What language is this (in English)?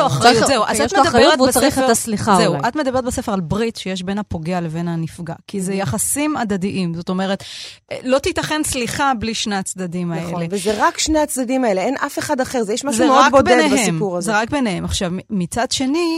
Hebrew